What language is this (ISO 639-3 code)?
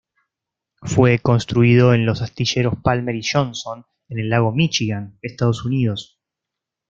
spa